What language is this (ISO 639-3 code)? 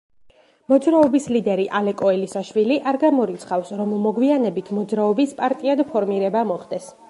kat